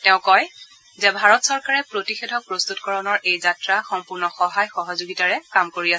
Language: Assamese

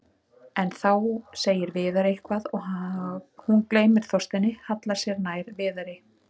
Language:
Icelandic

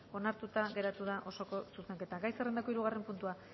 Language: Basque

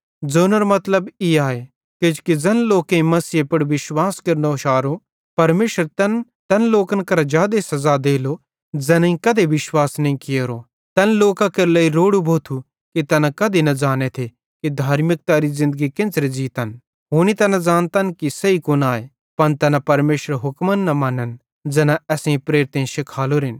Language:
Bhadrawahi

